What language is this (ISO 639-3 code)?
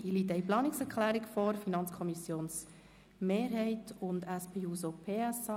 gsw